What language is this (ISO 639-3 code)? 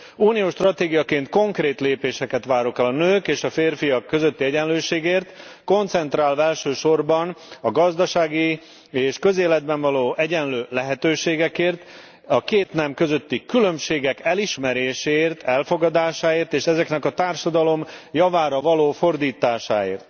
hun